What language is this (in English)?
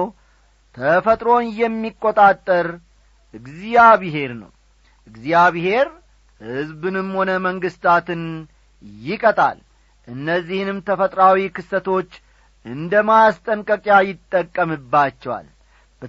Amharic